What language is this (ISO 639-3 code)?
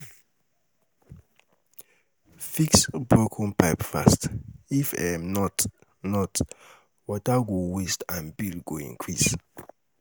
pcm